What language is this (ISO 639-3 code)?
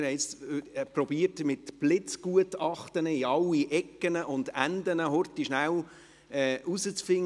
gsw